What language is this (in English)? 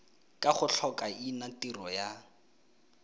Tswana